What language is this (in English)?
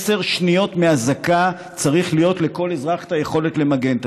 Hebrew